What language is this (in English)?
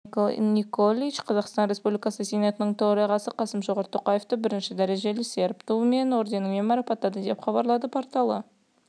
Kazakh